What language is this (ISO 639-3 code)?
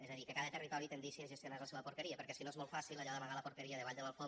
cat